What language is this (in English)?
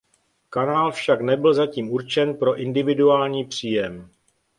Czech